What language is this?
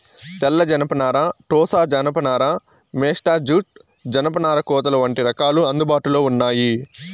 Telugu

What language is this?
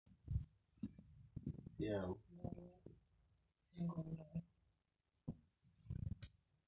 Masai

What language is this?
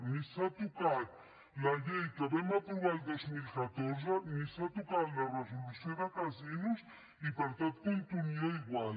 Catalan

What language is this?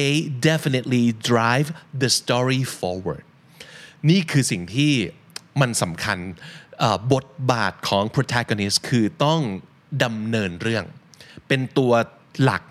Thai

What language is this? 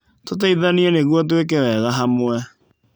Kikuyu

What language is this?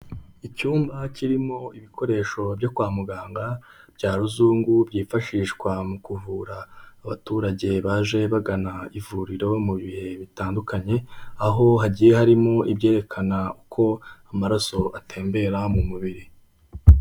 Kinyarwanda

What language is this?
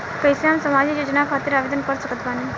Bhojpuri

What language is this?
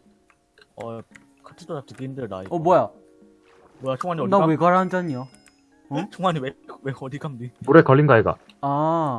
Korean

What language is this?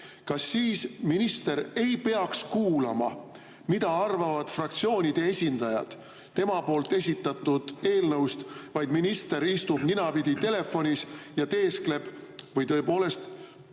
Estonian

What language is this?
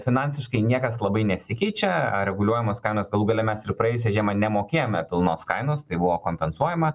Lithuanian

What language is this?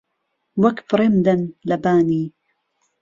Central Kurdish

